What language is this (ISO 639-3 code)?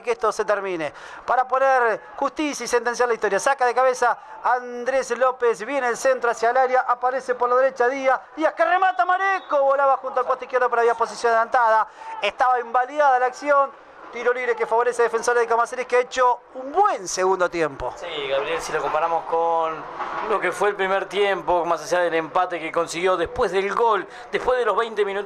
spa